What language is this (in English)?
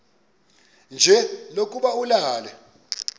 Xhosa